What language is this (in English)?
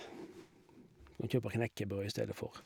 Norwegian